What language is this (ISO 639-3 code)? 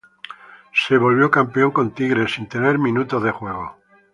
spa